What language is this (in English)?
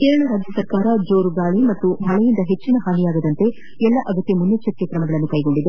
Kannada